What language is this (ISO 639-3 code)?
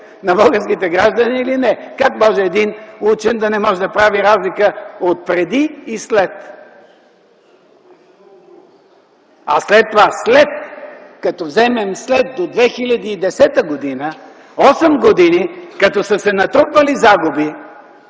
bul